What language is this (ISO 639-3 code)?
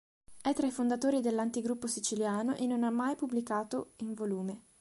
ita